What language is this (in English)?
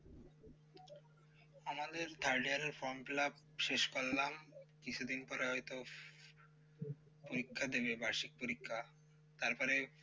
Bangla